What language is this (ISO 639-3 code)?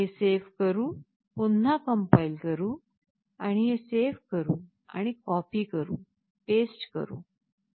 mar